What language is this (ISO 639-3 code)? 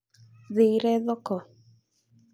kik